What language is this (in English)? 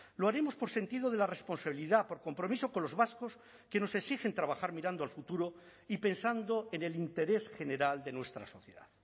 Spanish